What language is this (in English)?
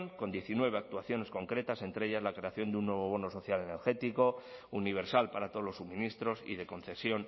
Spanish